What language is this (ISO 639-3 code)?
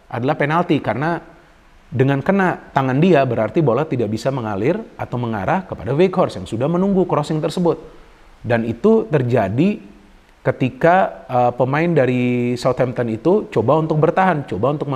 ind